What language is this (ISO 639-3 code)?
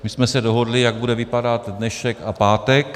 ces